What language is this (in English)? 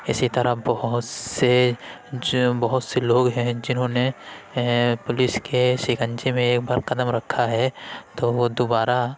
Urdu